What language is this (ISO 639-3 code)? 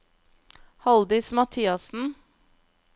nor